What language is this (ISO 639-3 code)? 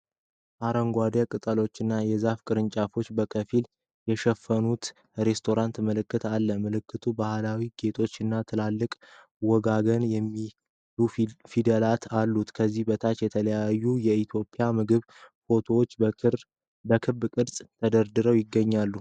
amh